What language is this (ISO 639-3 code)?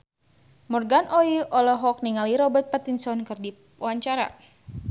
sun